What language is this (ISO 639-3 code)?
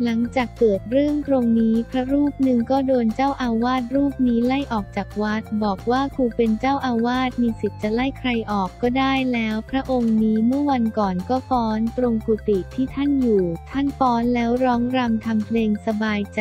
tha